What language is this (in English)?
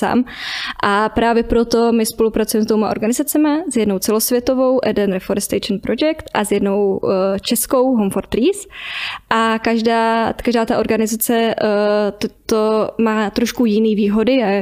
Czech